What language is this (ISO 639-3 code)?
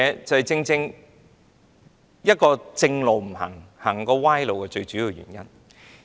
yue